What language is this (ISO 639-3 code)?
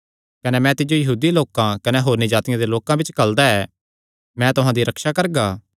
xnr